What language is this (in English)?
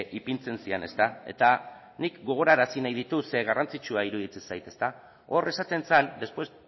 Basque